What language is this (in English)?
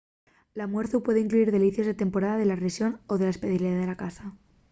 Asturian